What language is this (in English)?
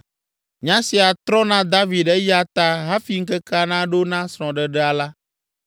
Ewe